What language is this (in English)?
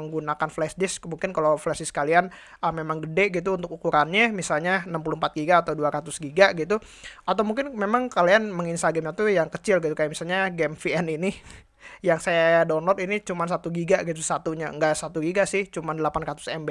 Indonesian